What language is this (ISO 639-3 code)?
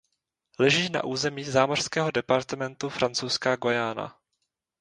ces